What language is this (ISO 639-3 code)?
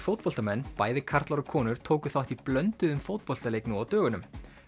isl